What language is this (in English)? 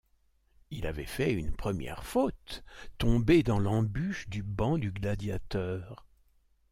French